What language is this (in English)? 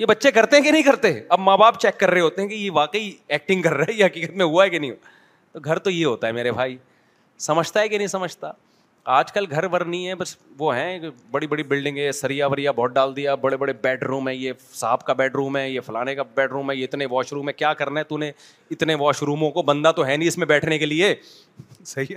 Urdu